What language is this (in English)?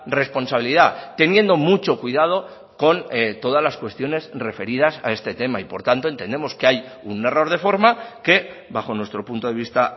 Spanish